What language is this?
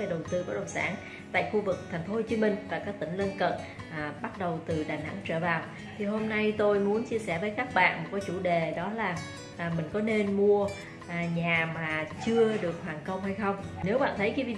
Vietnamese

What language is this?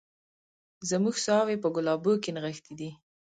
Pashto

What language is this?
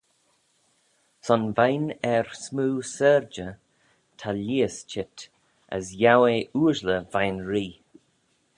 Manx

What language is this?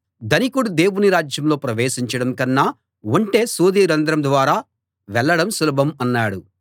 Telugu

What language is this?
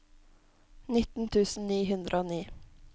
Norwegian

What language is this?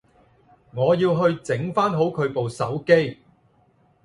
Cantonese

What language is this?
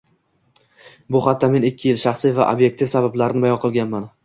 Uzbek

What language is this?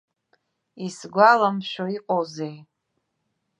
Abkhazian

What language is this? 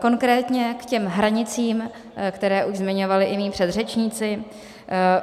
Czech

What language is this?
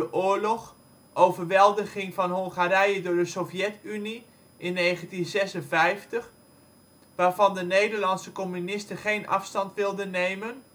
Dutch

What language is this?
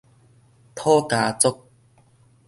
Min Nan Chinese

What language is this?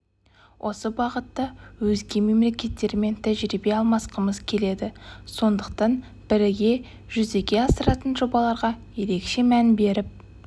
Kazakh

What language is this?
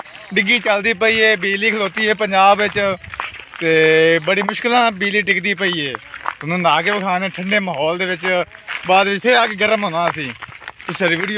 Punjabi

